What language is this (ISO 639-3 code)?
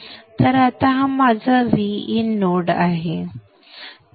mar